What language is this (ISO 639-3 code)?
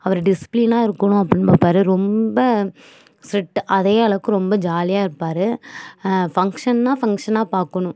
tam